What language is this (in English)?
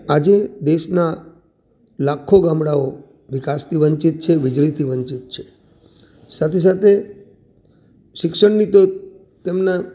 Gujarati